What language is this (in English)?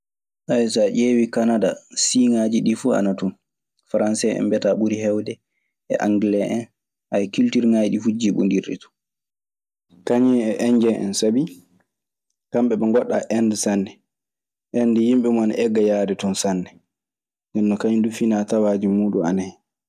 Maasina Fulfulde